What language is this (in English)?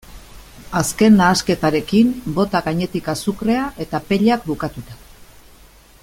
Basque